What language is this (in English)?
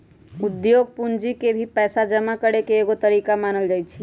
Magahi